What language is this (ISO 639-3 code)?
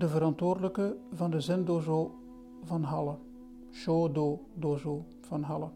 nld